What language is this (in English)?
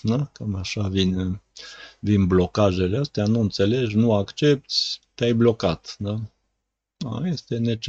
Romanian